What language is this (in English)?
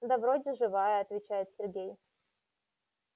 Russian